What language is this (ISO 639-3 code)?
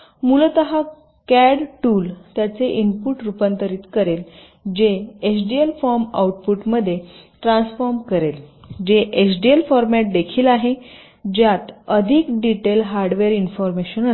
mar